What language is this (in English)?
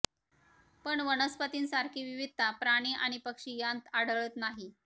Marathi